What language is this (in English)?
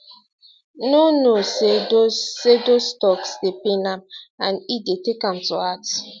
Nigerian Pidgin